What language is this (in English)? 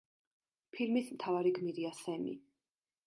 Georgian